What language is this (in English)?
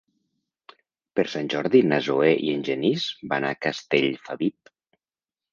Catalan